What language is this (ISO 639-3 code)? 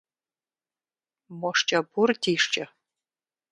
kbd